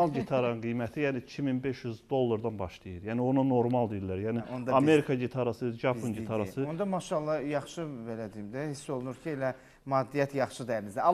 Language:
Turkish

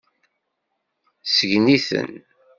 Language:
Kabyle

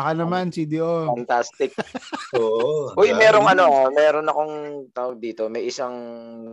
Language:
Filipino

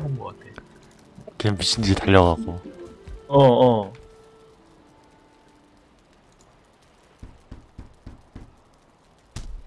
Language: Korean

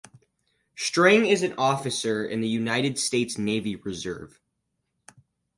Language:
English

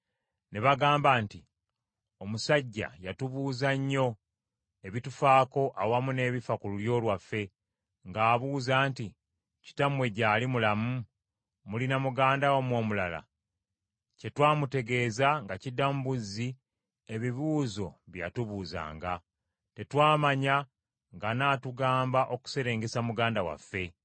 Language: Ganda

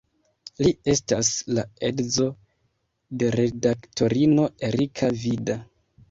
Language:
Esperanto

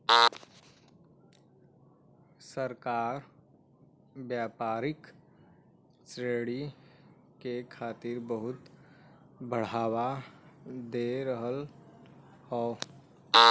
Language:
Bhojpuri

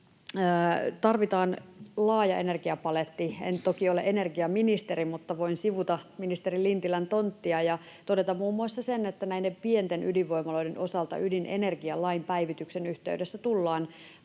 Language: Finnish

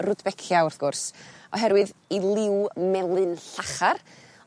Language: Welsh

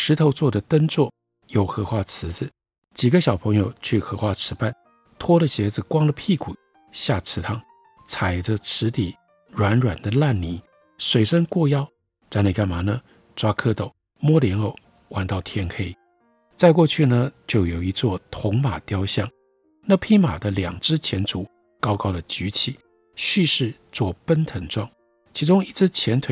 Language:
Chinese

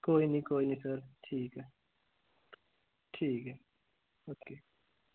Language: Dogri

